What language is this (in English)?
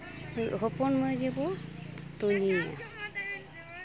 Santali